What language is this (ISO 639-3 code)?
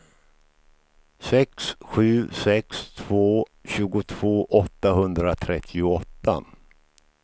swe